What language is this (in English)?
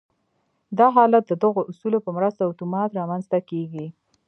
Pashto